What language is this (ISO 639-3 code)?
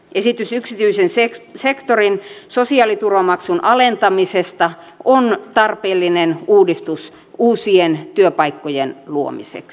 fin